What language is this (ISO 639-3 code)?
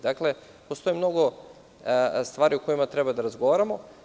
srp